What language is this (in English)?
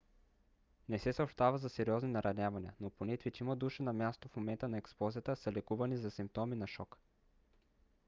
Bulgarian